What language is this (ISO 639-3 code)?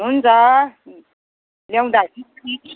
nep